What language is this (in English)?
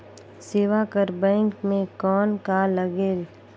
Chhattisgarhi